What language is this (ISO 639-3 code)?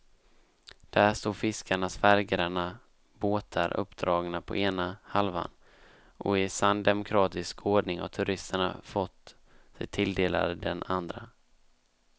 swe